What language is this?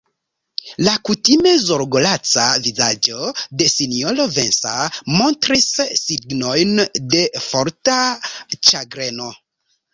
Esperanto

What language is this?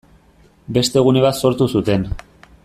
Basque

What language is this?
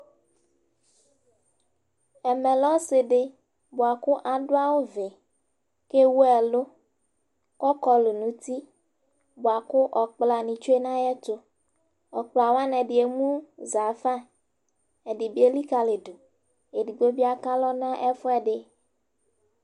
Ikposo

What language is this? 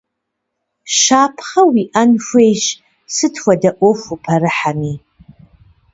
Kabardian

